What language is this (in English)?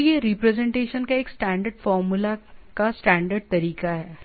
Hindi